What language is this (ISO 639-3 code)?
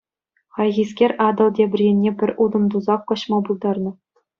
chv